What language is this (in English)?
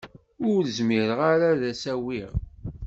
Kabyle